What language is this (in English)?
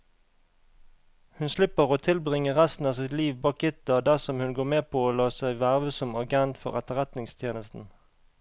Norwegian